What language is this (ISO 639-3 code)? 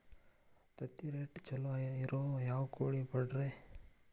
kan